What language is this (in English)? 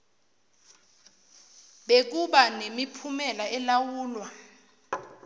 Zulu